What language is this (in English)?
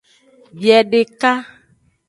Aja (Benin)